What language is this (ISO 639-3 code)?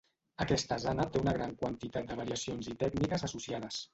cat